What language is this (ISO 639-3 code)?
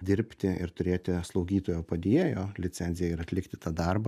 lit